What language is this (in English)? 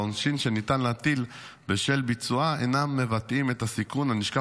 Hebrew